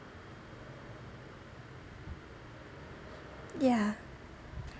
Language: English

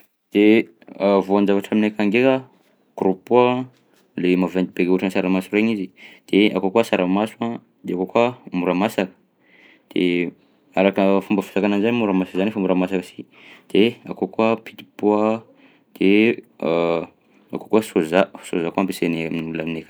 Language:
Southern Betsimisaraka Malagasy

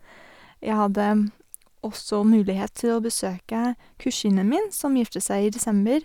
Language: Norwegian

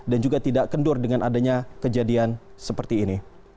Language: Indonesian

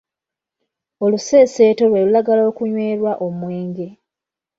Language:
Ganda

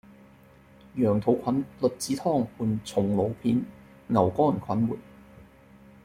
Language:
Cantonese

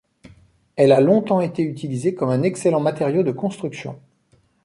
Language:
French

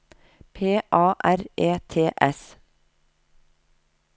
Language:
Norwegian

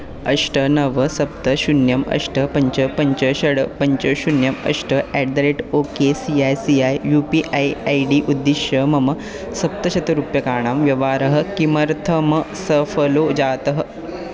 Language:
Sanskrit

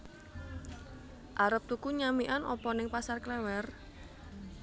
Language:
Javanese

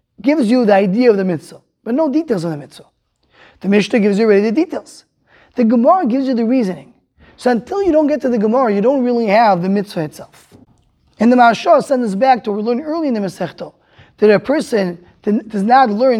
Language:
English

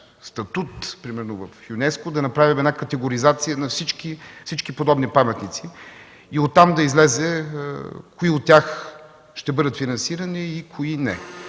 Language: Bulgarian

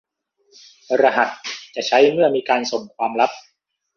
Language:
Thai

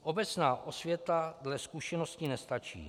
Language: Czech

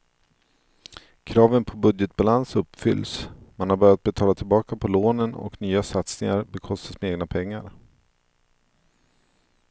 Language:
Swedish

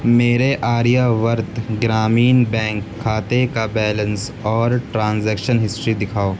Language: Urdu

